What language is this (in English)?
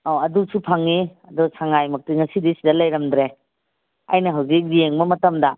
Manipuri